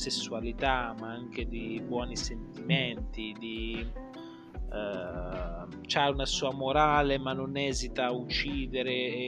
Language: Italian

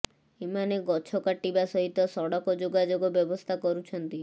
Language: Odia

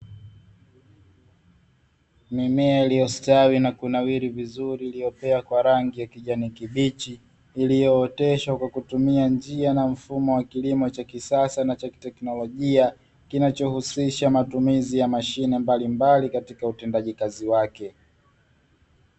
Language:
Swahili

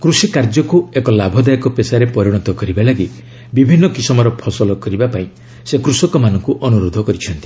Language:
Odia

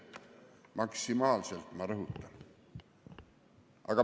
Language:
Estonian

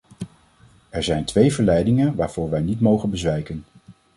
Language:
Dutch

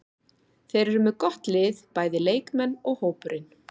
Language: Icelandic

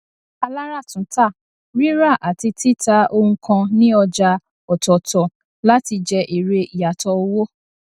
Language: Yoruba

